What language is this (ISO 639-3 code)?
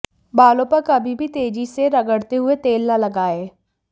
hin